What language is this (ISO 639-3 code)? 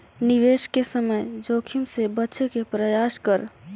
mag